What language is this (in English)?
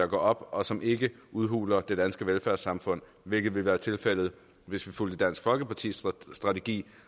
Danish